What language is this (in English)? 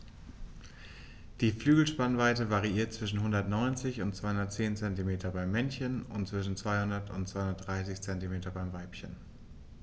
German